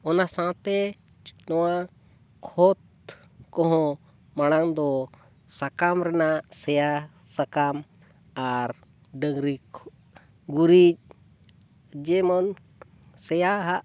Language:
Santali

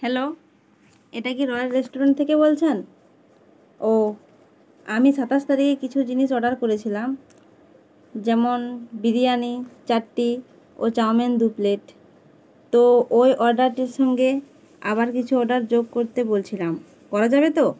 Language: Bangla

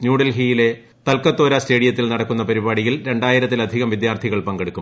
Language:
Malayalam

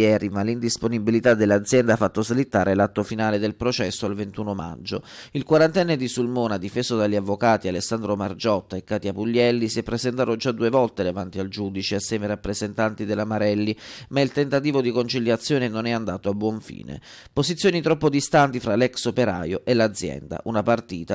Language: Italian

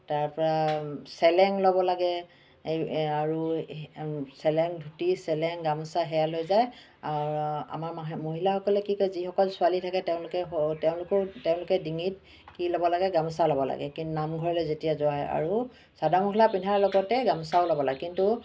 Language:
Assamese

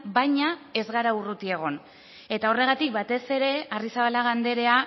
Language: Basque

